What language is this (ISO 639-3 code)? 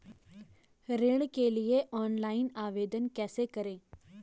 hin